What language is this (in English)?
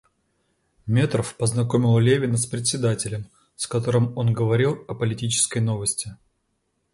Russian